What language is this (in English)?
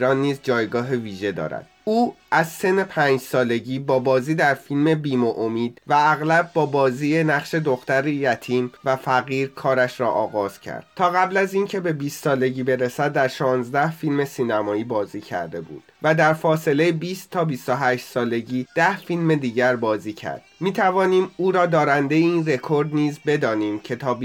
Persian